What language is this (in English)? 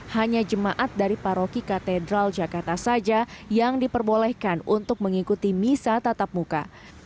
Indonesian